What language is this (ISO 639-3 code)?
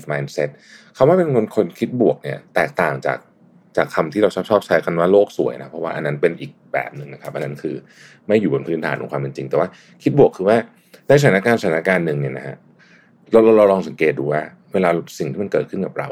tha